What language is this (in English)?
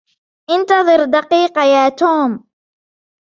Arabic